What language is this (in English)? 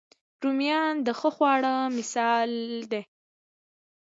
Pashto